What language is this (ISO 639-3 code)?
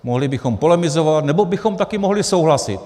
ces